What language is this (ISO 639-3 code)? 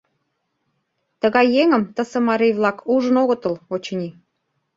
chm